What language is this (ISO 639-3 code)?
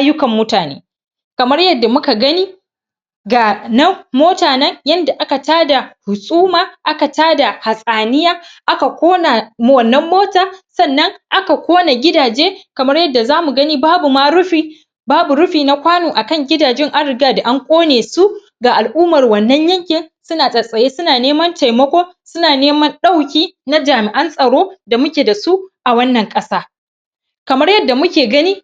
hau